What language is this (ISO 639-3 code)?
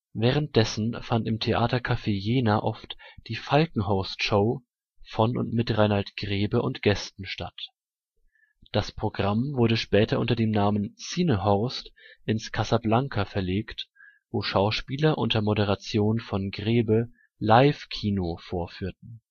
deu